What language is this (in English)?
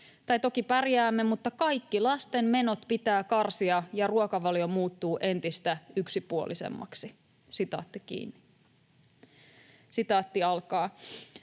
Finnish